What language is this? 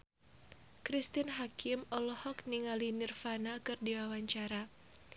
Sundanese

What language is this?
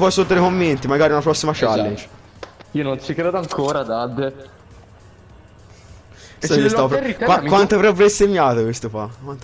Italian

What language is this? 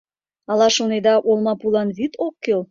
Mari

